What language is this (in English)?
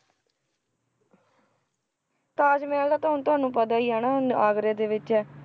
Punjabi